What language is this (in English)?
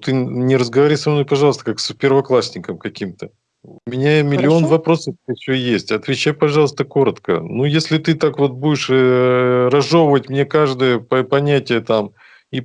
Russian